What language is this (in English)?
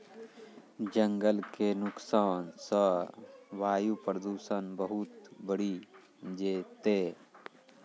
Maithili